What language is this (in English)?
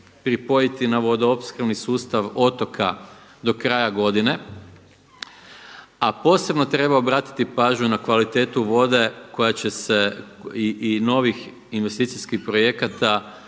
Croatian